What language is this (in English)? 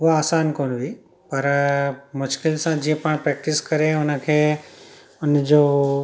Sindhi